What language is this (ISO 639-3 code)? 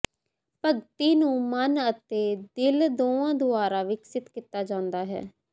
pan